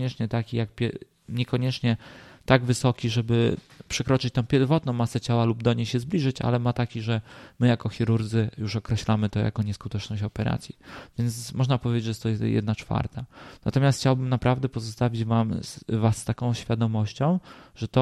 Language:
Polish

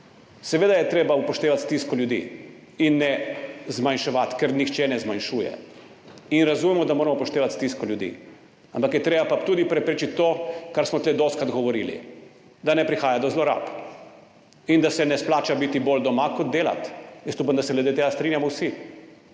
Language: Slovenian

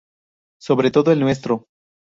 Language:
Spanish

